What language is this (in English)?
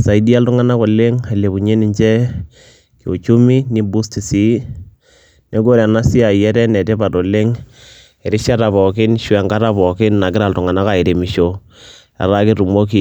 Masai